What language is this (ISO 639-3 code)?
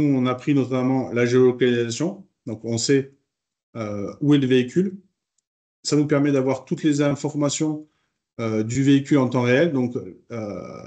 fra